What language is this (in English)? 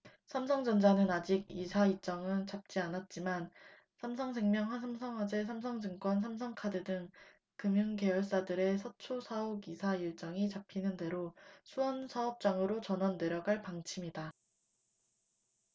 Korean